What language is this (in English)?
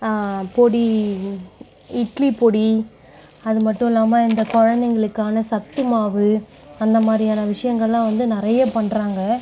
Tamil